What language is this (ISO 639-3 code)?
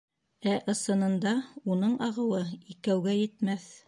bak